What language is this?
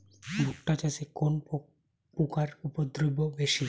Bangla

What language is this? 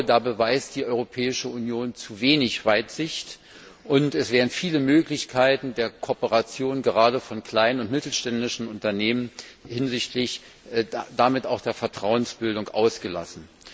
German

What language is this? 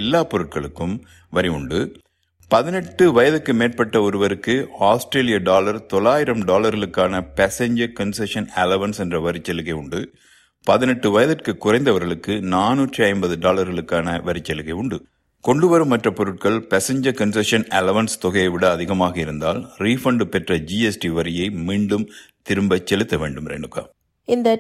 Tamil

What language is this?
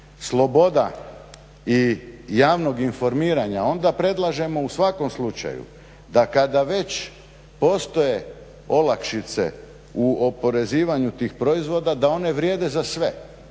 Croatian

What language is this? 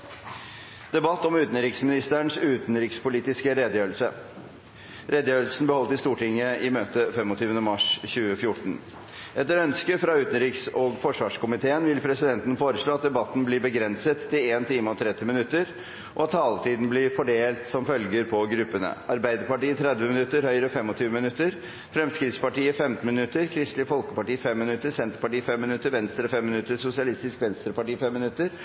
Norwegian Bokmål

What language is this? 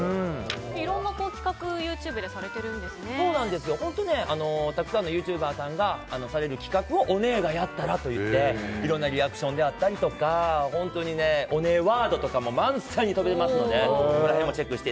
Japanese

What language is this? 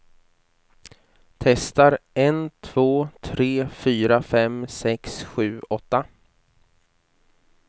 Swedish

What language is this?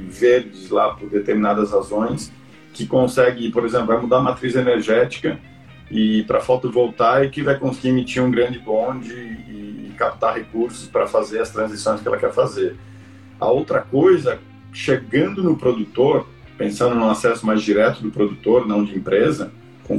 Portuguese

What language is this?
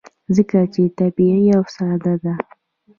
Pashto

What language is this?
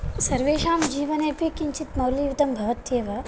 Sanskrit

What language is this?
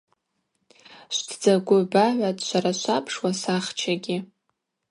Abaza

